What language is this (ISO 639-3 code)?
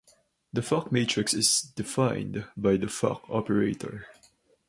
eng